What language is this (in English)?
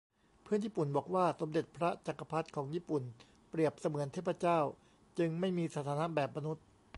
Thai